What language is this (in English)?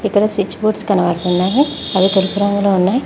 Telugu